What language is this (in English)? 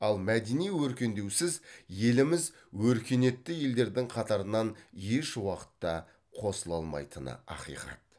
Kazakh